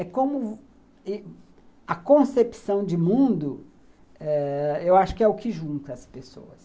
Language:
Portuguese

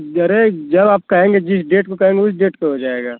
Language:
Hindi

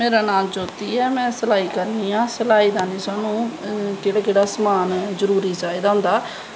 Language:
Dogri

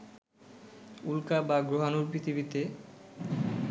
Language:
Bangla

